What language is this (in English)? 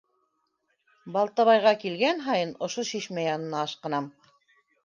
Bashkir